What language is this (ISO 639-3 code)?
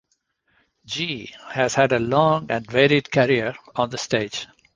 eng